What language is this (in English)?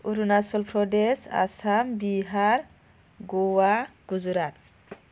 Bodo